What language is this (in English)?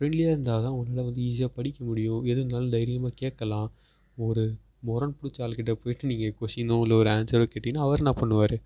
Tamil